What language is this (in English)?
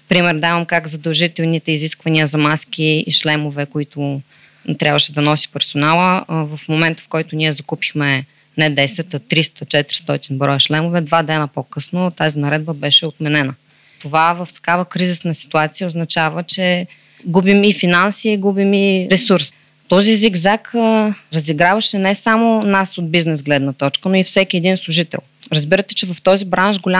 Bulgarian